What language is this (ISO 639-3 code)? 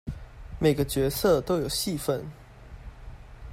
zho